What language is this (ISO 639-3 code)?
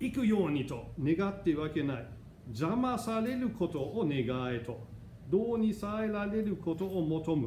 jpn